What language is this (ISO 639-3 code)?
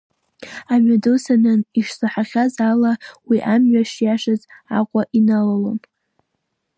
abk